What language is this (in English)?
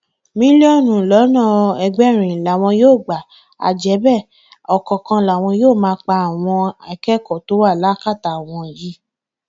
Yoruba